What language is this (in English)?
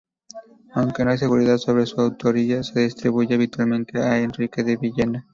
Spanish